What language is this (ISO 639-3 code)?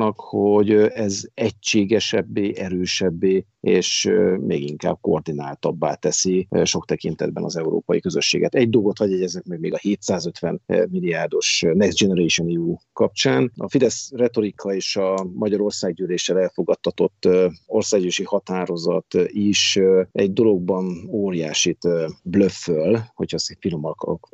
hun